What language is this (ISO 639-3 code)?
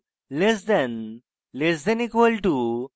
ben